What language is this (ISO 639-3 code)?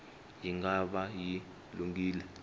tso